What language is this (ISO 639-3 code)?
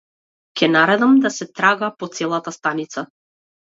mkd